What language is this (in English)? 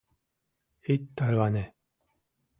Mari